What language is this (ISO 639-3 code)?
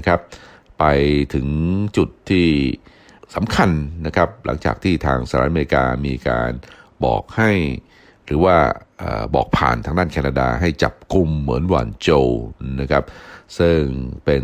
tha